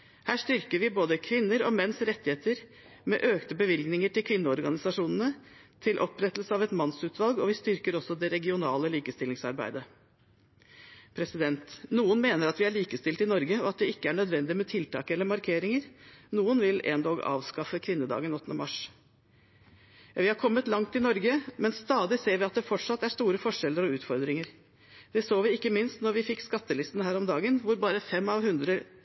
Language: Norwegian Bokmål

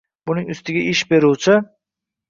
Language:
Uzbek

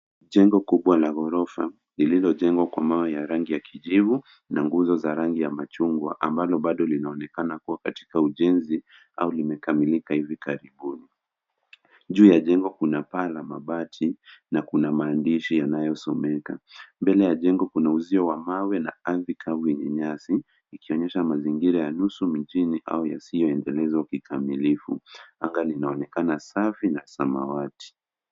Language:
Swahili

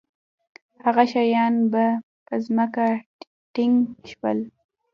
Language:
Pashto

